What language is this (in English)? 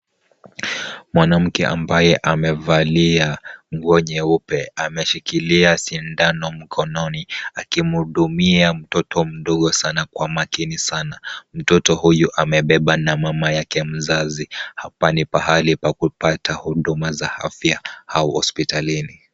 Swahili